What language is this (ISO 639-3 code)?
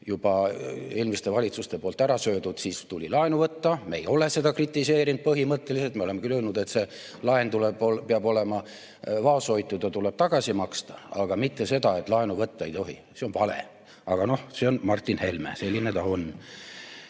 est